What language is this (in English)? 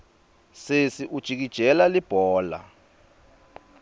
Swati